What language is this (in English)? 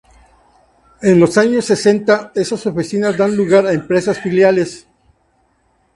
Spanish